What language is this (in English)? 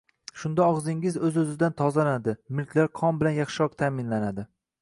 Uzbek